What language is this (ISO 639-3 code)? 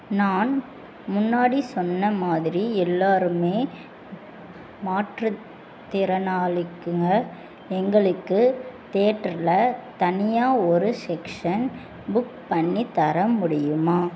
tam